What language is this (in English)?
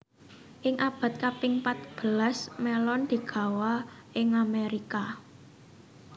Javanese